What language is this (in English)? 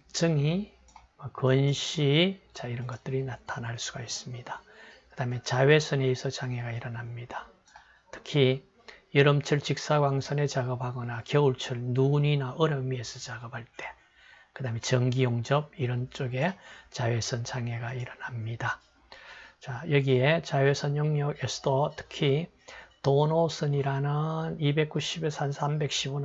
Korean